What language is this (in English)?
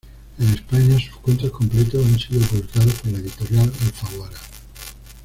Spanish